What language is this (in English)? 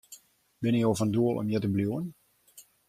Western Frisian